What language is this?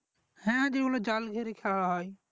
Bangla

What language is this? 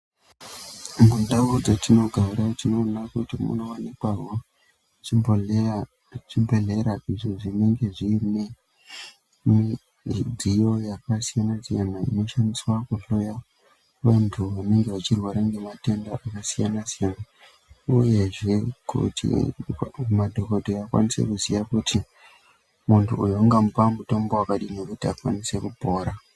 Ndau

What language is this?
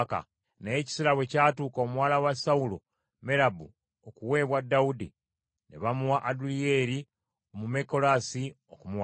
Ganda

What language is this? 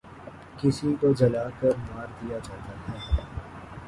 Urdu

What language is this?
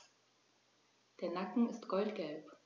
German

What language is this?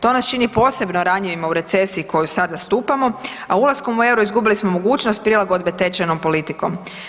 Croatian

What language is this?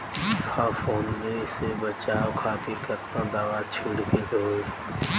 Bhojpuri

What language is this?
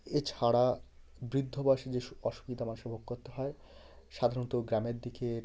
Bangla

